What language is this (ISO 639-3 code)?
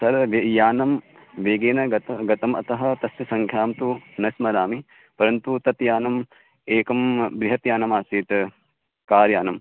san